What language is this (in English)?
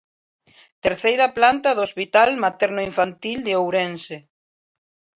Galician